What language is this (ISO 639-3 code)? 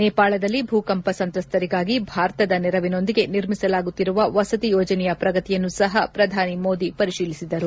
kan